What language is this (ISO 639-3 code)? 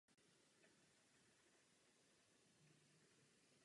ces